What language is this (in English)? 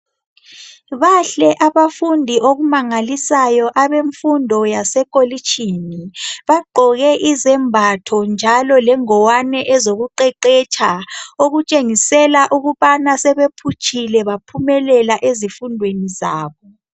North Ndebele